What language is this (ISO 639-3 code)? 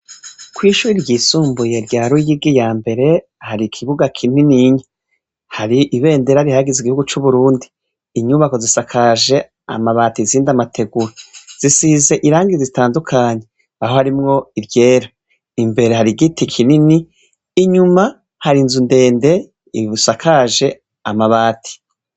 run